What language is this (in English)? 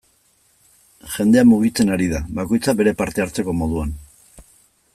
Basque